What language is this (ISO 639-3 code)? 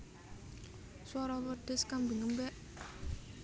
jav